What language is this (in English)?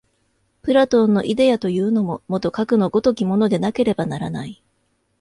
Japanese